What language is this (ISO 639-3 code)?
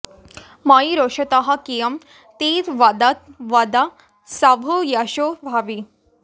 san